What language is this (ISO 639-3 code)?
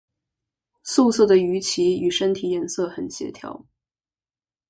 zho